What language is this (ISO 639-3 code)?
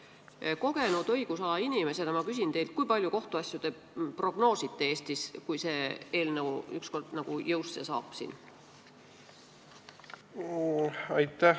est